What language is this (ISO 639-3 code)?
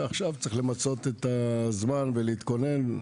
heb